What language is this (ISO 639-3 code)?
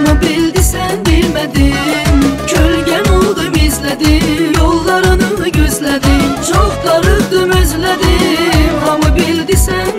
tur